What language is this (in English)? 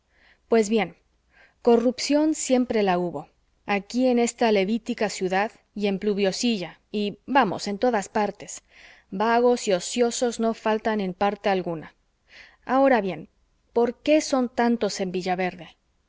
Spanish